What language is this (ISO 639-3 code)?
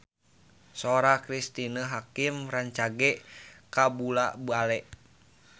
sun